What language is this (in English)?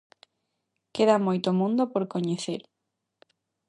Galician